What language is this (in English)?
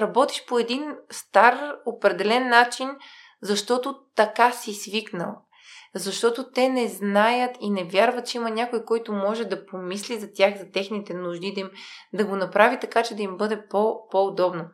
Bulgarian